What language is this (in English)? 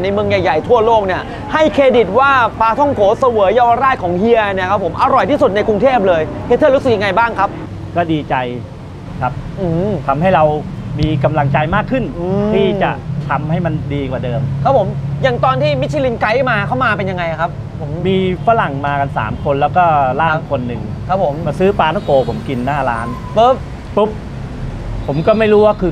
Thai